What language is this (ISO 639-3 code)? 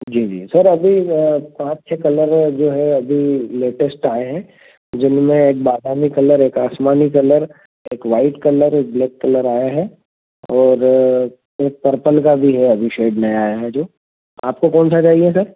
hin